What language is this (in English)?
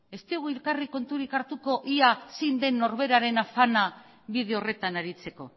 Basque